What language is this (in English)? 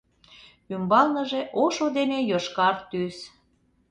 Mari